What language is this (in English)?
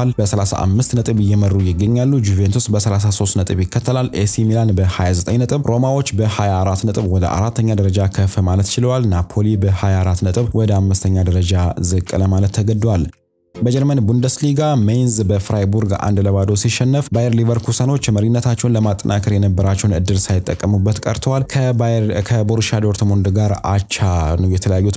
Arabic